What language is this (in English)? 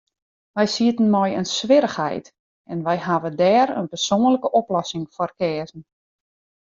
Western Frisian